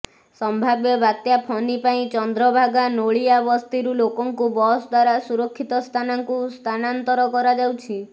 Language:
Odia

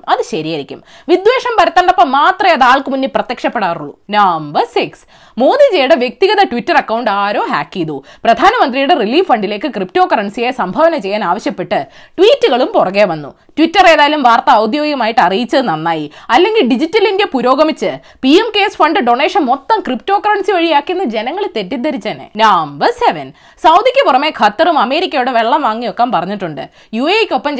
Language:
Malayalam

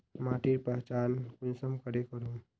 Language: Magahi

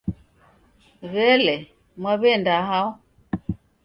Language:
Taita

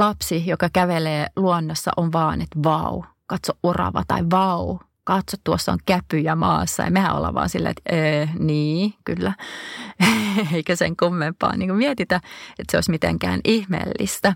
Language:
Finnish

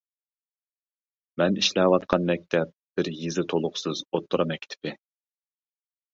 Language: Uyghur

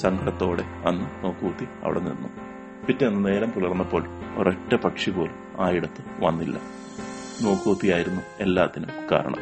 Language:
Malayalam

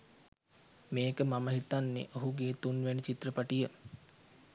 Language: Sinhala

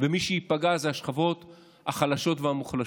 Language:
Hebrew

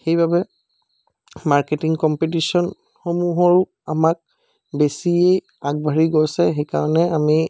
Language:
Assamese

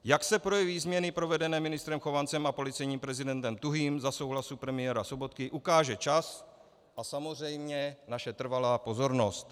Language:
Czech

